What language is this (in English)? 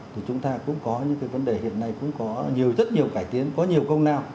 Vietnamese